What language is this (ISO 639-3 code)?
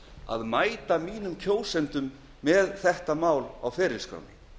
isl